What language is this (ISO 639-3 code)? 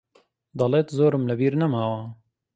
ckb